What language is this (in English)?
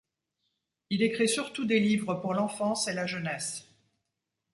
French